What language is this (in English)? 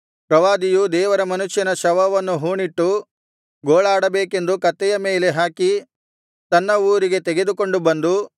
Kannada